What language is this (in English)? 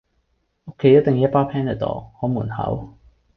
Cantonese